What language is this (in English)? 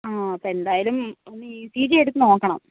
Malayalam